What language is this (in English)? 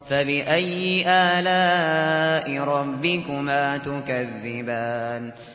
Arabic